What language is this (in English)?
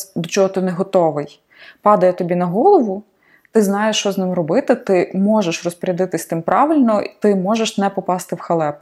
Ukrainian